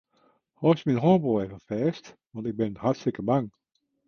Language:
Western Frisian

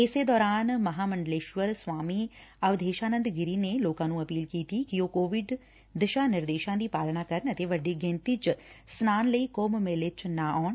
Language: Punjabi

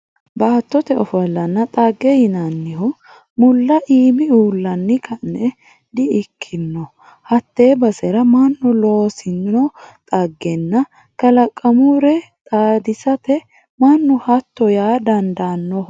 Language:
Sidamo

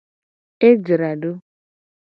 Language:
Gen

